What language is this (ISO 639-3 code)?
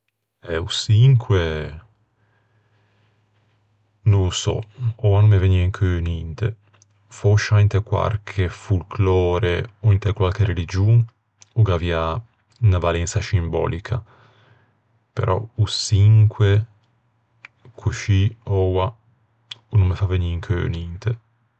lij